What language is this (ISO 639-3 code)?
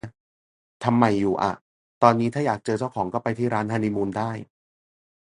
tha